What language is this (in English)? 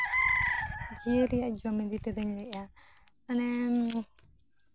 Santali